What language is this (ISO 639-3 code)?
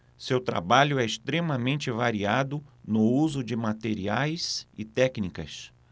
por